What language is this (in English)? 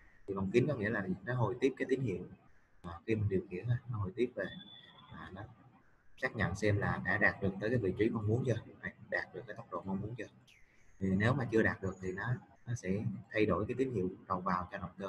Vietnamese